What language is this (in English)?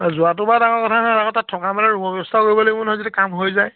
Assamese